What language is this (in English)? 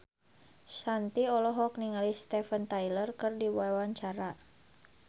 Sundanese